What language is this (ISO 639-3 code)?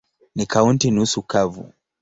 swa